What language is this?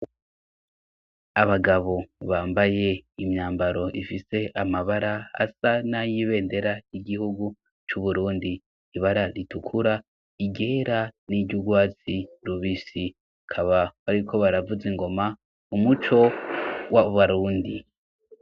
Rundi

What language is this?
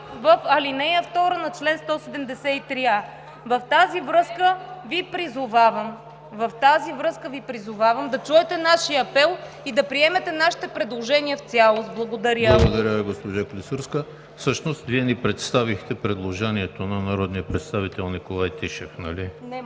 Bulgarian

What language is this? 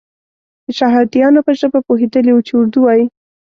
Pashto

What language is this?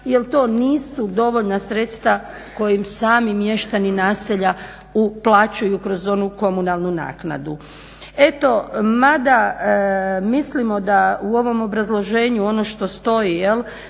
Croatian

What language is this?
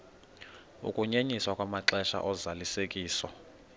Xhosa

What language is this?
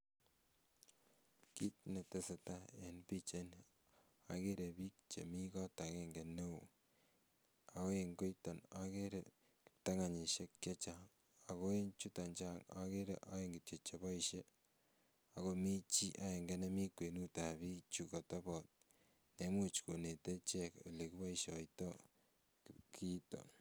Kalenjin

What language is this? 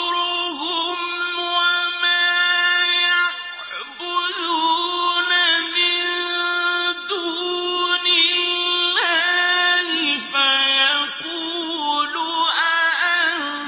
Arabic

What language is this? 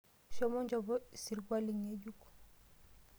Masai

